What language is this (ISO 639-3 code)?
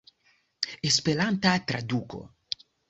epo